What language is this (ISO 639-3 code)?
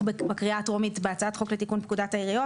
heb